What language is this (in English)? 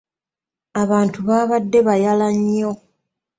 Ganda